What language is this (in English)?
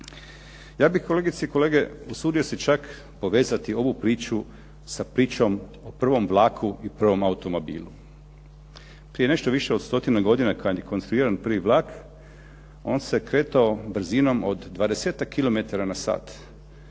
Croatian